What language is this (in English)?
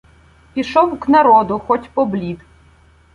Ukrainian